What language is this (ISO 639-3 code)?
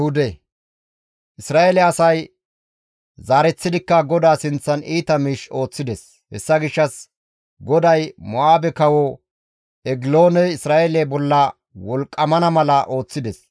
gmv